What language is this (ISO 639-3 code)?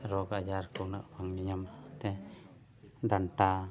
sat